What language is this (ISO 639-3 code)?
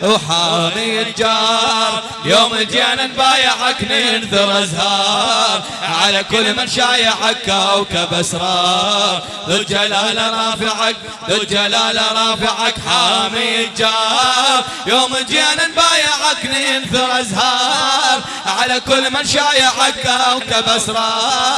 ara